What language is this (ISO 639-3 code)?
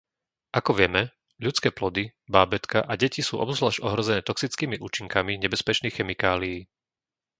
slk